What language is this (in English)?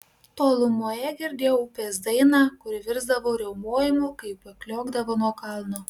Lithuanian